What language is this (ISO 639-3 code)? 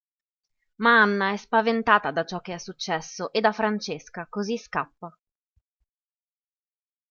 ita